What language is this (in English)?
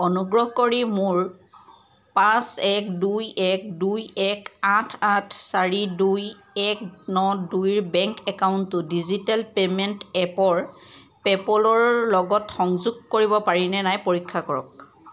Assamese